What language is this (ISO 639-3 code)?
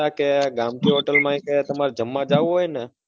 guj